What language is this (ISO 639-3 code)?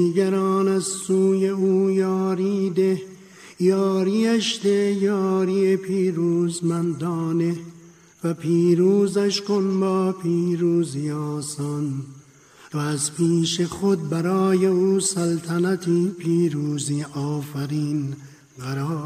fas